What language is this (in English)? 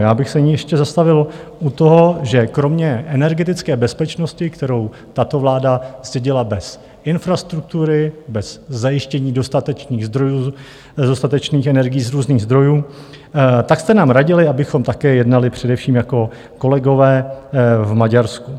Czech